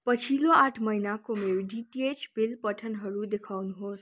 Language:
Nepali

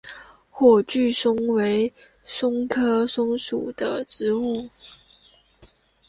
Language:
Chinese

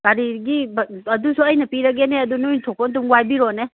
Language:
Manipuri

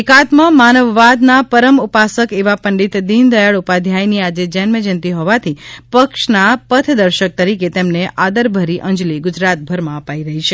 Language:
Gujarati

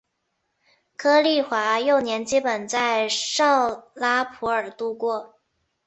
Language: Chinese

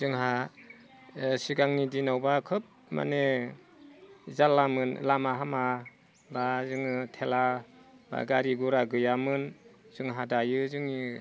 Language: Bodo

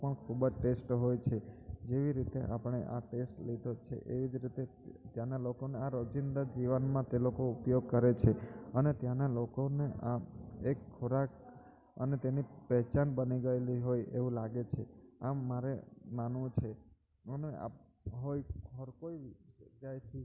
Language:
Gujarati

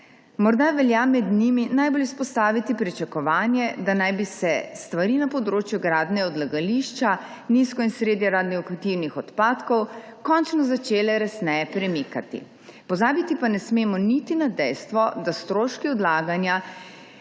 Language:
Slovenian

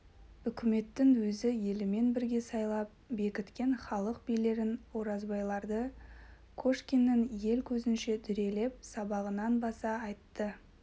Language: Kazakh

